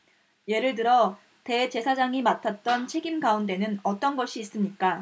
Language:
Korean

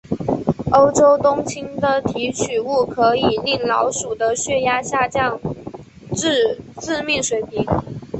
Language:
Chinese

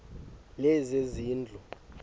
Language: Xhosa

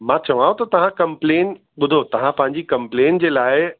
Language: Sindhi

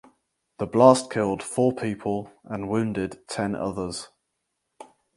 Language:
English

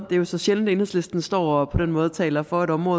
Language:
Danish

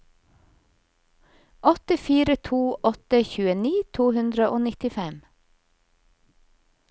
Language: Norwegian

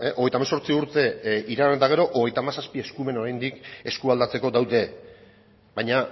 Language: Basque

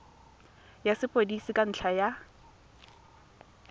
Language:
Tswana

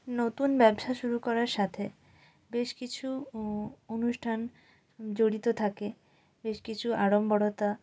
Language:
Bangla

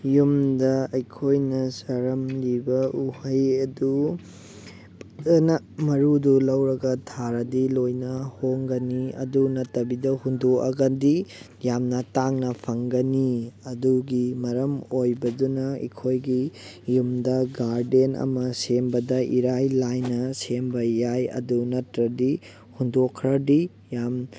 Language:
Manipuri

